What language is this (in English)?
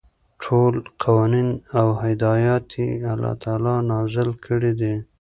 Pashto